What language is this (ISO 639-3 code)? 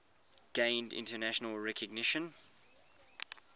eng